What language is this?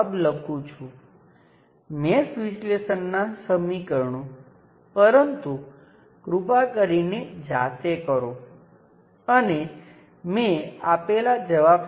Gujarati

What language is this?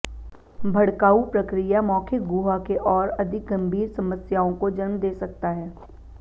Hindi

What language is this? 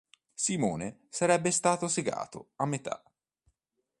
Italian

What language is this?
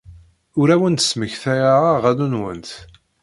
Kabyle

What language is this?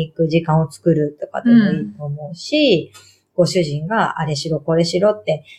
Japanese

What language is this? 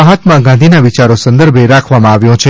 Gujarati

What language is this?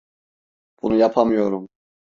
Turkish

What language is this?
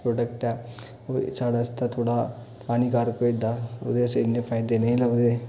Dogri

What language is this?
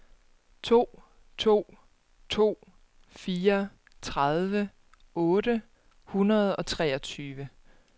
Danish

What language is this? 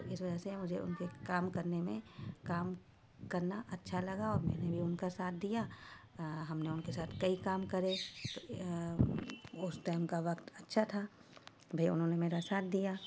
Urdu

